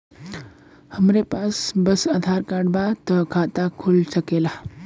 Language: Bhojpuri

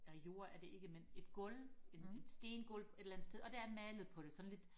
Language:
Danish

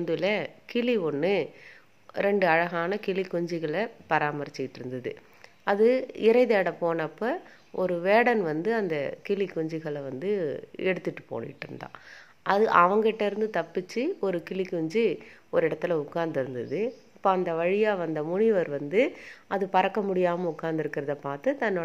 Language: Tamil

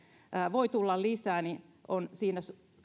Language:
Finnish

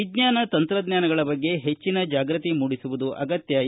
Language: Kannada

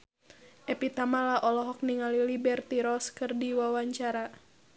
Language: Sundanese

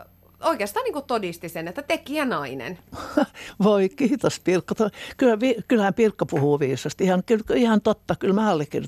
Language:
Finnish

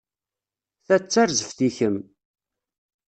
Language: Kabyle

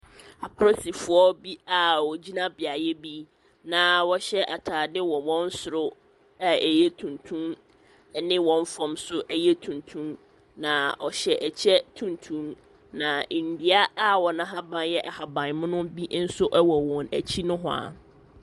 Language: Akan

